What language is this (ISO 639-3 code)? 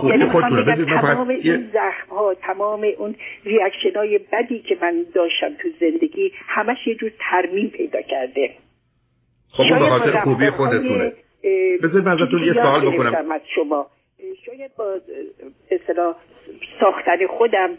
fas